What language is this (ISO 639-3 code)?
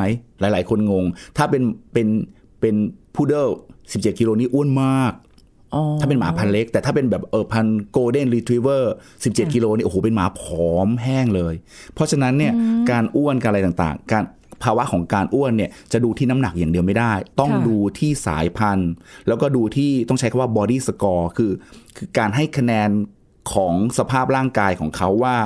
tha